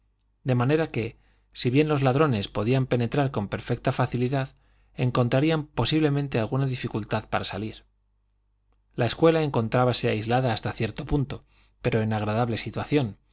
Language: Spanish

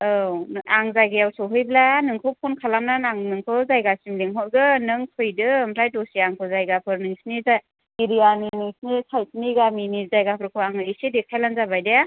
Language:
Bodo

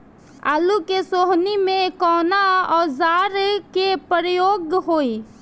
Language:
Bhojpuri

